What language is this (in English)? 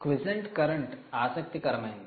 Telugu